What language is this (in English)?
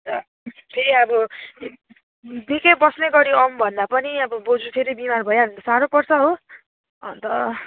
Nepali